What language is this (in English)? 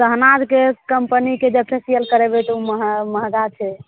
Maithili